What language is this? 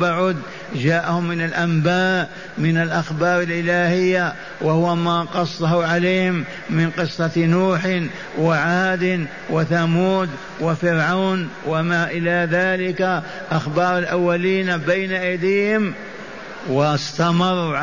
Arabic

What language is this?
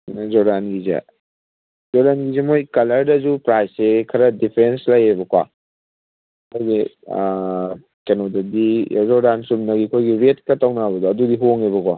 Manipuri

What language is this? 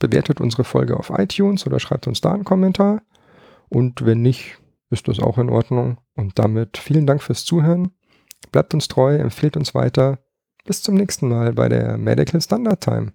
German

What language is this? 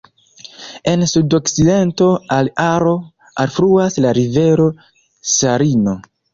Esperanto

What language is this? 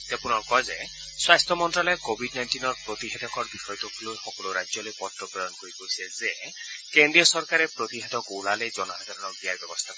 Assamese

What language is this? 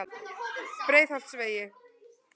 Icelandic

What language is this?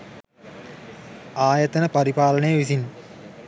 Sinhala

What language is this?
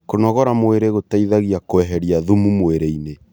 Kikuyu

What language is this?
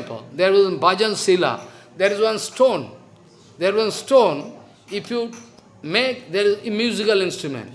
English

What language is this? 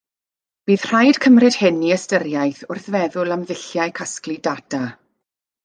Welsh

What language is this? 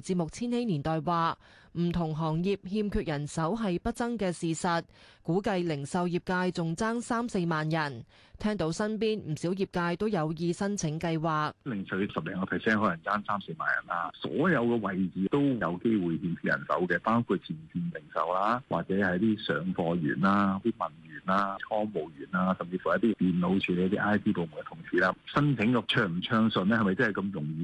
Chinese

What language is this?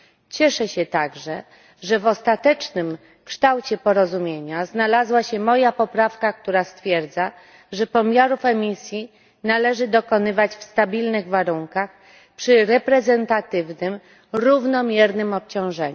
Polish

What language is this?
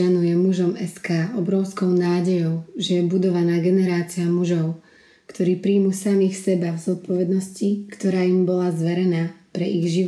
Slovak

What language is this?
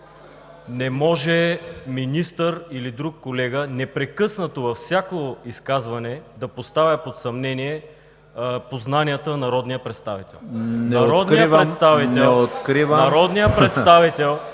Bulgarian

